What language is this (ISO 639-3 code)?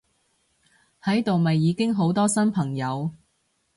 yue